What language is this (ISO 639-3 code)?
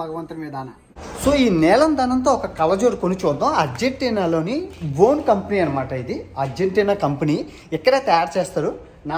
ind